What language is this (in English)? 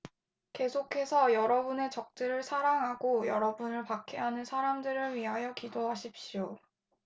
Korean